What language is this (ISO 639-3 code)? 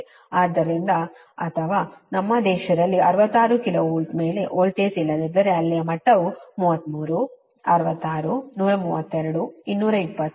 kan